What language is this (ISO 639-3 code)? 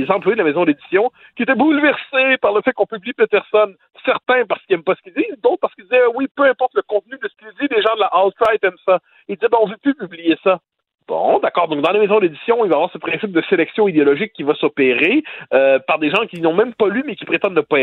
fra